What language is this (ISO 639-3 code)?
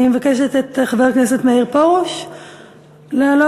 heb